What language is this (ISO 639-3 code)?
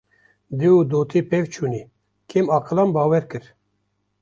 kur